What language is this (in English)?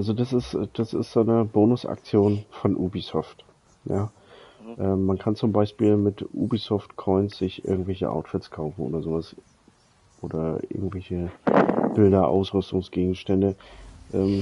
German